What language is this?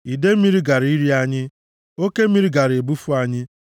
Igbo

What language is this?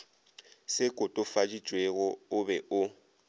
Northern Sotho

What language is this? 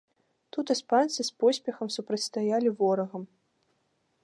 Belarusian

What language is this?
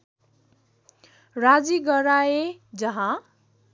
Nepali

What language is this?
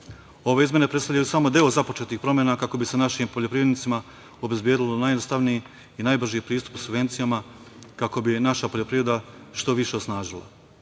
Serbian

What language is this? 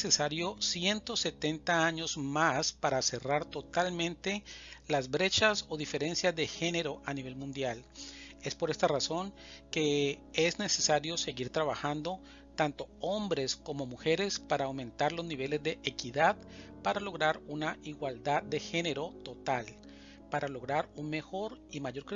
Spanish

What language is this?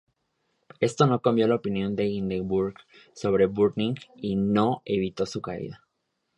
Spanish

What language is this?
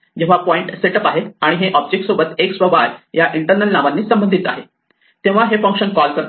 Marathi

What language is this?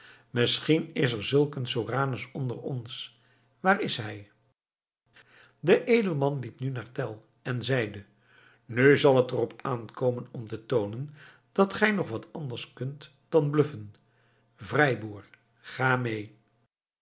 Dutch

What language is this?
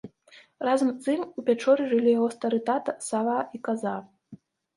Belarusian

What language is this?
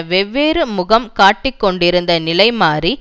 Tamil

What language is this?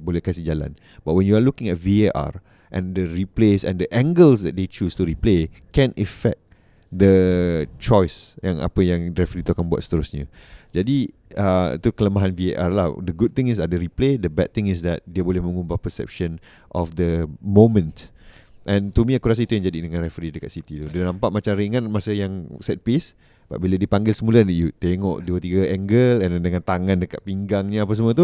Malay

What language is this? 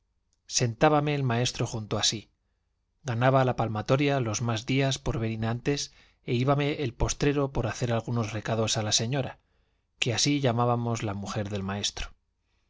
Spanish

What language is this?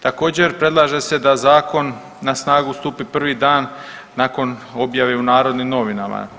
Croatian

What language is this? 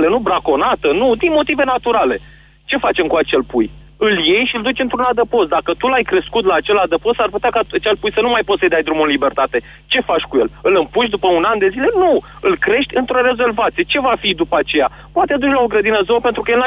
Romanian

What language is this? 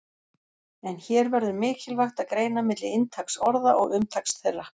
Icelandic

